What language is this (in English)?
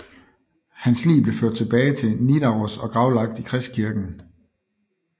Danish